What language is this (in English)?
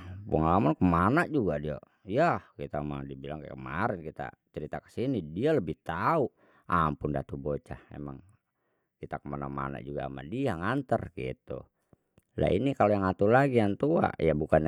Betawi